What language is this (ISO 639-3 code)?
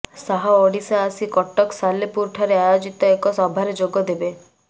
ori